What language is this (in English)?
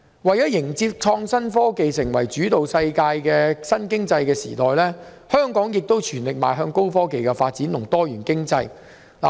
Cantonese